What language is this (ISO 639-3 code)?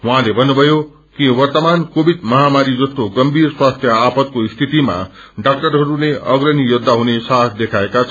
nep